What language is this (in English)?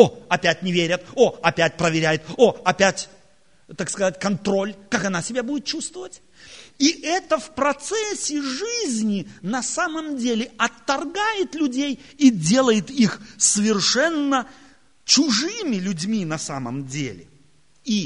Russian